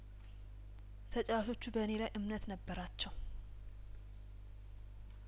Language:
Amharic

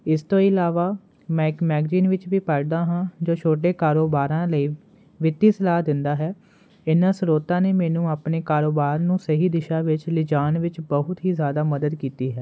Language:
Punjabi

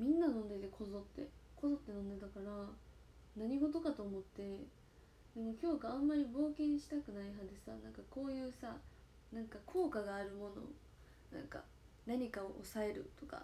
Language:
Japanese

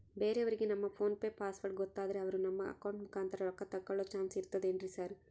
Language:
Kannada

